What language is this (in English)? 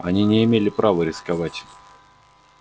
Russian